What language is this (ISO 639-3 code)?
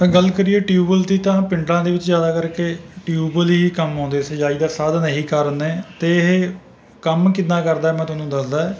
pan